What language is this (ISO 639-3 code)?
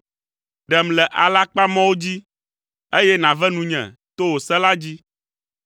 ewe